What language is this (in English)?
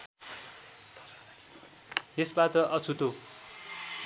Nepali